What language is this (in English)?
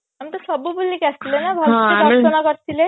Odia